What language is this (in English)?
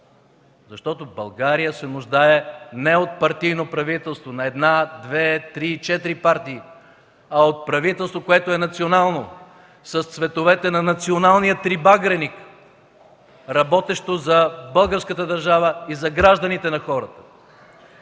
Bulgarian